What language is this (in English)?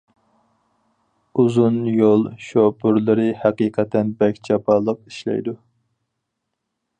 Uyghur